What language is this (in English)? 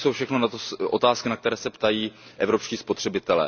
Czech